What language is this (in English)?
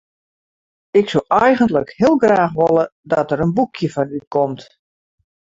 Western Frisian